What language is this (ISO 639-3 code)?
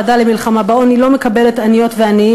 heb